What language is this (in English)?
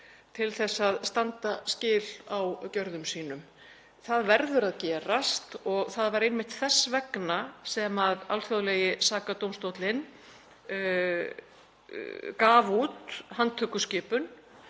Icelandic